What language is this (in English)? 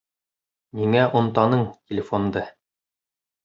Bashkir